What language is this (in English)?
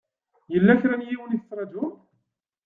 Kabyle